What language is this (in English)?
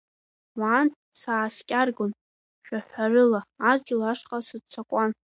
Abkhazian